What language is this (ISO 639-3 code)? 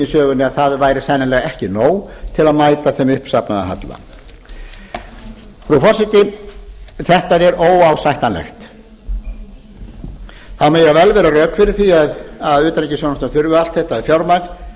isl